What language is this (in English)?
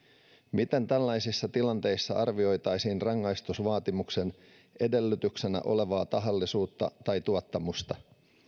Finnish